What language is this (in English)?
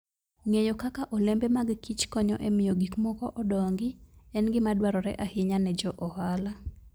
Luo (Kenya and Tanzania)